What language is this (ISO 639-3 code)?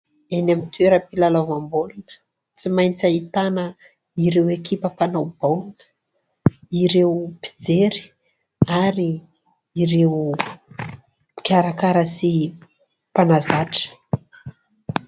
mlg